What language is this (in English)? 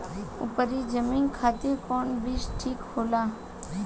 Bhojpuri